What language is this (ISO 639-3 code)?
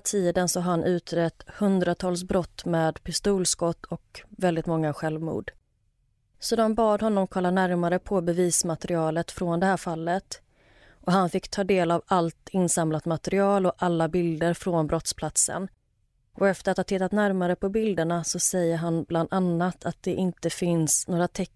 swe